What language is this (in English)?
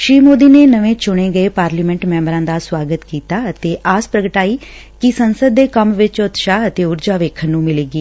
Punjabi